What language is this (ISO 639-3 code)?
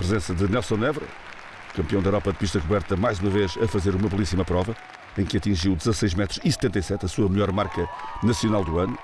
por